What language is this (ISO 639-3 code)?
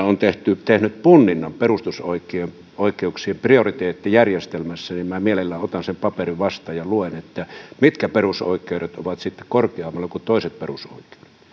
fin